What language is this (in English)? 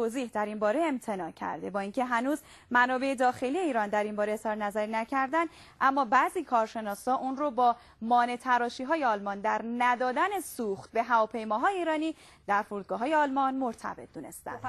Persian